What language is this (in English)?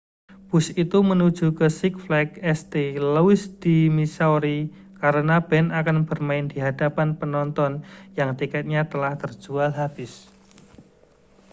Indonesian